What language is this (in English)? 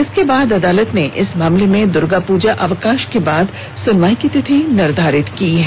Hindi